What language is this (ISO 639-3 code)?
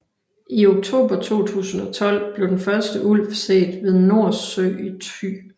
dan